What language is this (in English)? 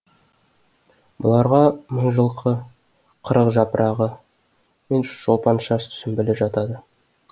Kazakh